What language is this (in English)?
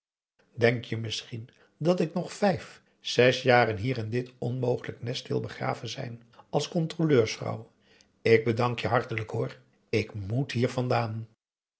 Dutch